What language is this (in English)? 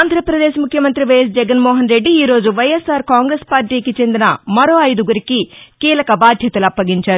Telugu